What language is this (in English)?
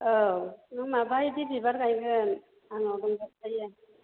Bodo